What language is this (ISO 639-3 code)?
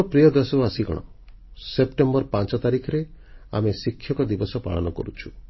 ori